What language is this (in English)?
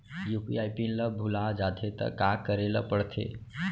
Chhattisgarhi